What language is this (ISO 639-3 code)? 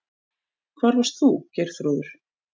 isl